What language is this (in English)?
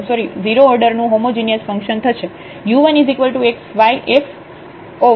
Gujarati